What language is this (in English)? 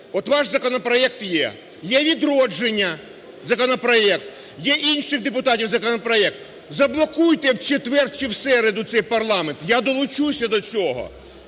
Ukrainian